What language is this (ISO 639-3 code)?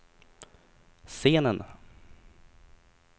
swe